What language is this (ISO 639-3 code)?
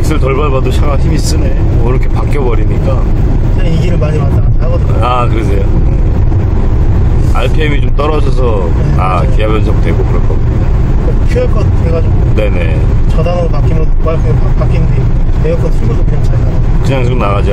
kor